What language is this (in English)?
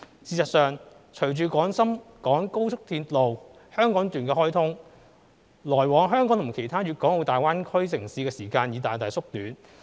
Cantonese